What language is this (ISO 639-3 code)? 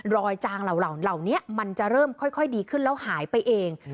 tha